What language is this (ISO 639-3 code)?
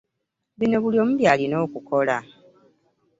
lug